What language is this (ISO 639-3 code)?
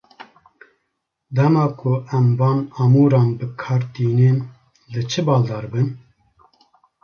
kur